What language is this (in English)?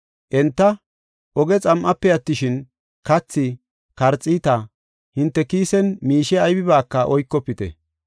Gofa